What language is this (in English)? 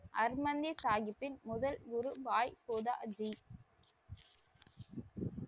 Tamil